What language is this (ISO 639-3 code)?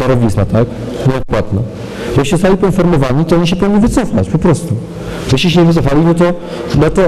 pol